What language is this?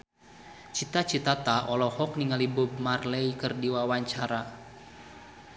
Sundanese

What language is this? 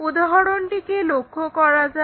Bangla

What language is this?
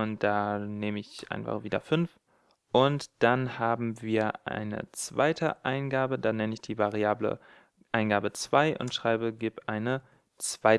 German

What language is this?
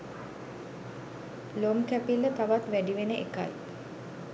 Sinhala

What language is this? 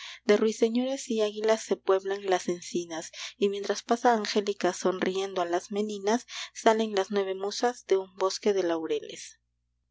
Spanish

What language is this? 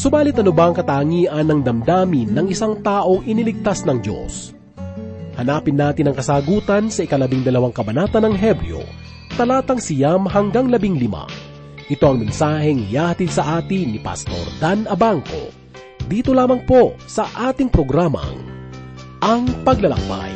Filipino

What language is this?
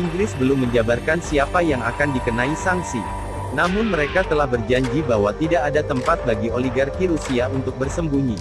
Indonesian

